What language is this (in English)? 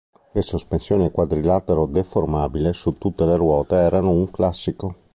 Italian